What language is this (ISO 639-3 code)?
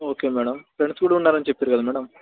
tel